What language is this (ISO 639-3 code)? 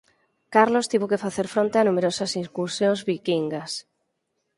glg